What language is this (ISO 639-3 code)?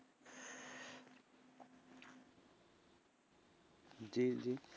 ben